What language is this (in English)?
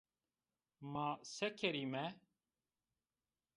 Zaza